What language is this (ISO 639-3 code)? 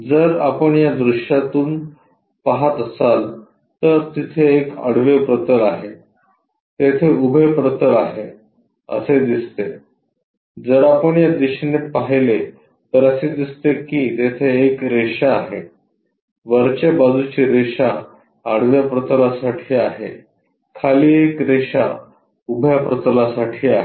mar